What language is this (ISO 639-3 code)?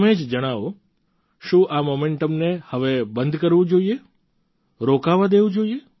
guj